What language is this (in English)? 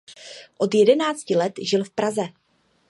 Czech